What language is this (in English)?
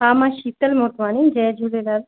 Sindhi